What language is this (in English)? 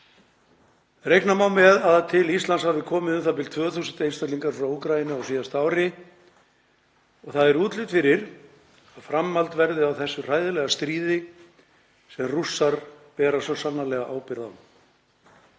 Icelandic